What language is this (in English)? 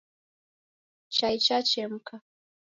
Taita